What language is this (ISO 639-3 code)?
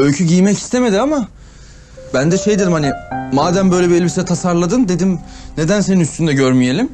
tur